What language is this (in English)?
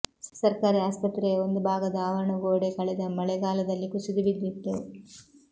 Kannada